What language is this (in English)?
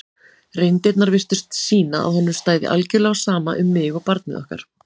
Icelandic